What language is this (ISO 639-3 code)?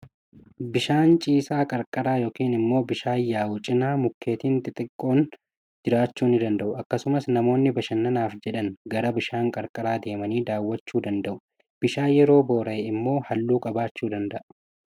orm